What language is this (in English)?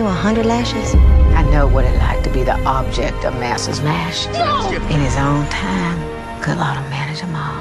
Turkish